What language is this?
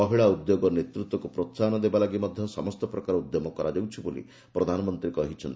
Odia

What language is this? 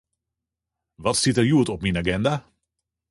Western Frisian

